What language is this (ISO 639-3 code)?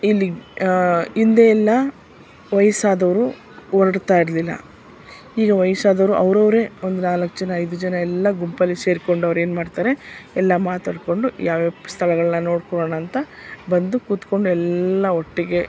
kan